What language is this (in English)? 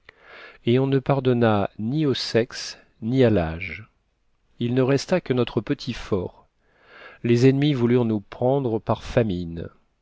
French